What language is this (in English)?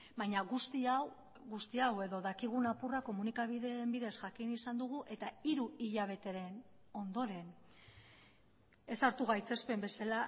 Basque